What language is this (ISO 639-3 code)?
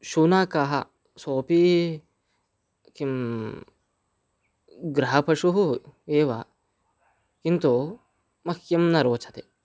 san